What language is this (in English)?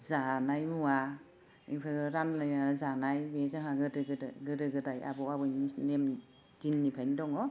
Bodo